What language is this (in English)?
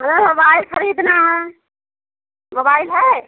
Hindi